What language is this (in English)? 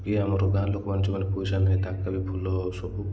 Odia